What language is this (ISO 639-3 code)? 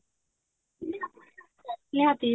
ori